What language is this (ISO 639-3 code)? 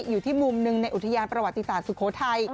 tha